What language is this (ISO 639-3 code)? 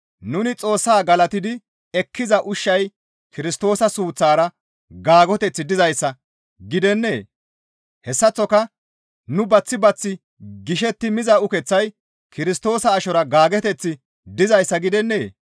gmv